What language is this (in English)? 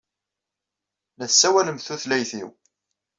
Kabyle